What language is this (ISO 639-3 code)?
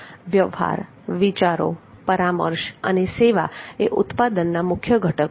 guj